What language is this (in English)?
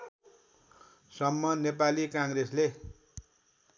Nepali